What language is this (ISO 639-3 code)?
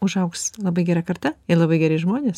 lit